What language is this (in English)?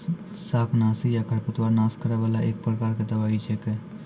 Maithili